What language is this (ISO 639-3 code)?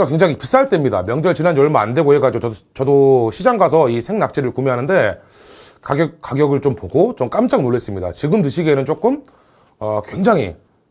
kor